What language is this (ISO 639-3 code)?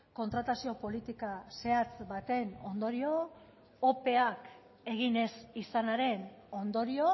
eus